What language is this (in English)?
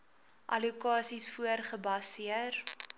Afrikaans